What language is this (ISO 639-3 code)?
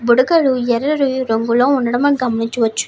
tel